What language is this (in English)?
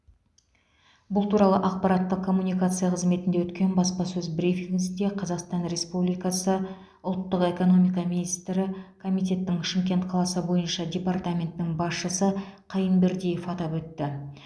Kazakh